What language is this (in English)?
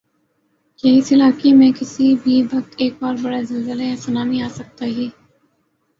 Urdu